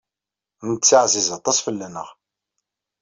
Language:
Kabyle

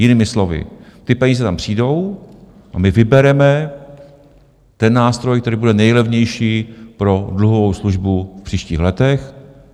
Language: Czech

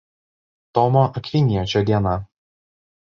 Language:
Lithuanian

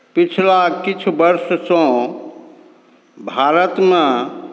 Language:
Maithili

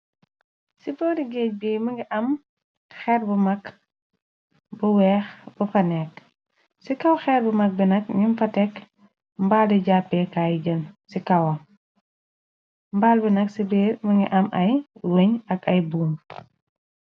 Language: Wolof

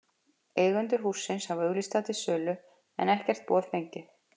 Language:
Icelandic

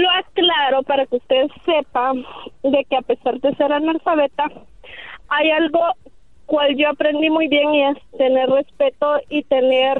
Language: Spanish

